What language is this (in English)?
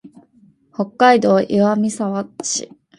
Japanese